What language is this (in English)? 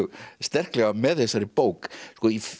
Icelandic